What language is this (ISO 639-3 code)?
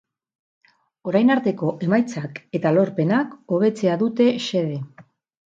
eus